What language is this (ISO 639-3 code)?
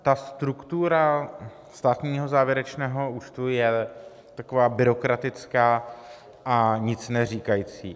ces